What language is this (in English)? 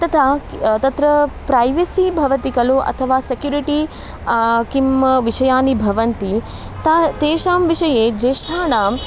Sanskrit